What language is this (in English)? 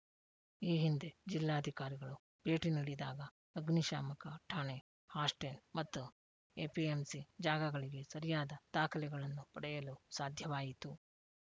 Kannada